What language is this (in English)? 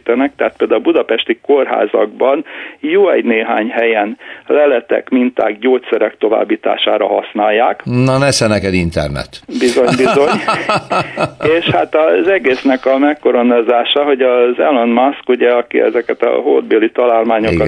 Hungarian